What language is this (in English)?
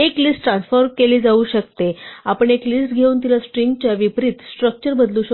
Marathi